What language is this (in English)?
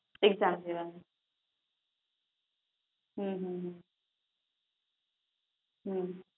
Gujarati